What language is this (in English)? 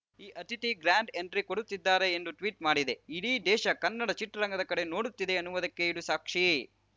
Kannada